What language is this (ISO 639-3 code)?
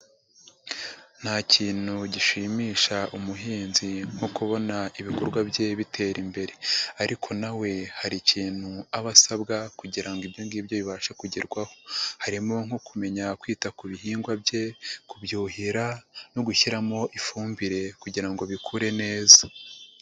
kin